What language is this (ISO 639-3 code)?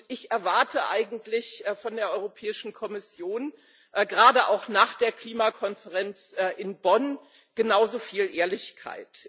deu